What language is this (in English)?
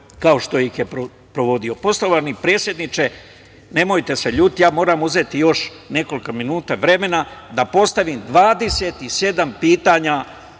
Serbian